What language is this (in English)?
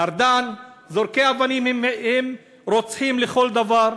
Hebrew